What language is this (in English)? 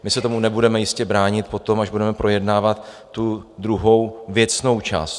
Czech